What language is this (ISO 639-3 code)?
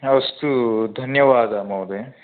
san